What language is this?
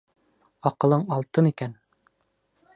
Bashkir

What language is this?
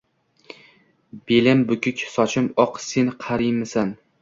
Uzbek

